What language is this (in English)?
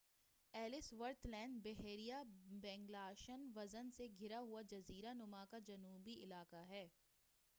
Urdu